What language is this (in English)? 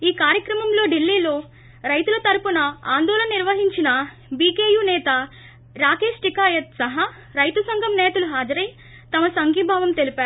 Telugu